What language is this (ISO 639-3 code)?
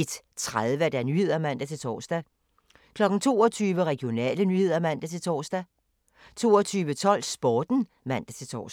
dan